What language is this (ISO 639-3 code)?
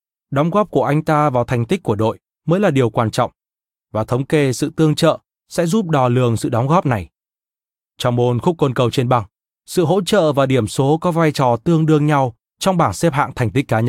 vie